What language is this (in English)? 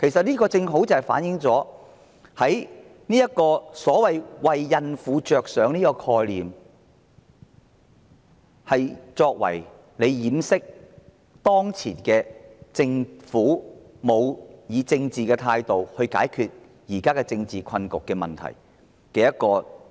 Cantonese